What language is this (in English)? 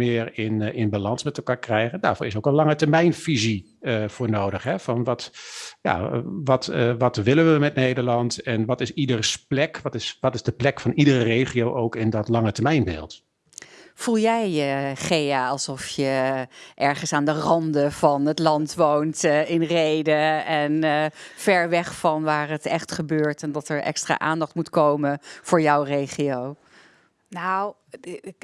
Dutch